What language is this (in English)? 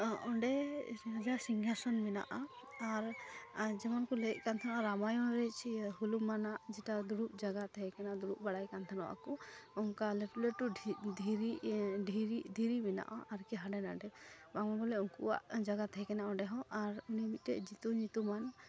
Santali